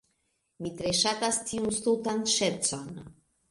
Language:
Esperanto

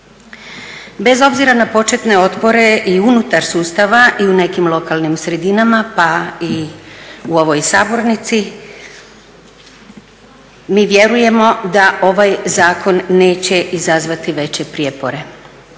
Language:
Croatian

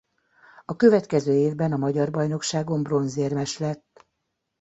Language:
Hungarian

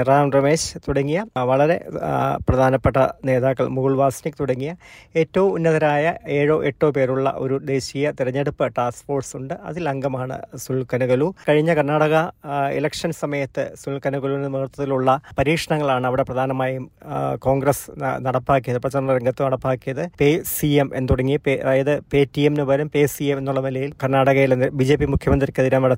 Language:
Malayalam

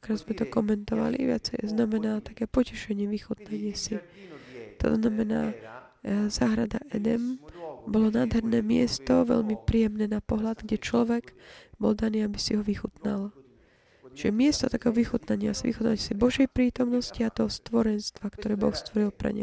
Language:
Slovak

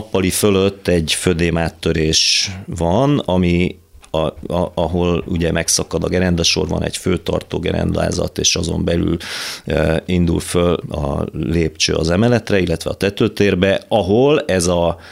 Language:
Hungarian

